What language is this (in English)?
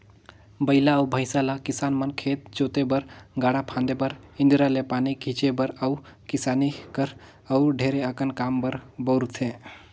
Chhattisgarhi